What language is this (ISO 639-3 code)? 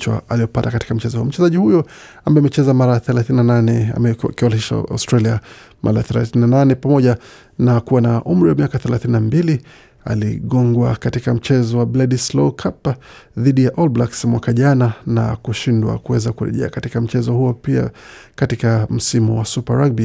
swa